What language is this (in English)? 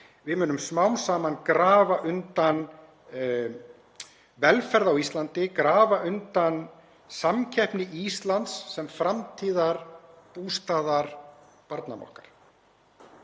Icelandic